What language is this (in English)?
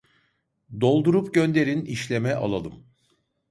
Turkish